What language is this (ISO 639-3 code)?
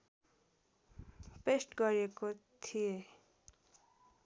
nep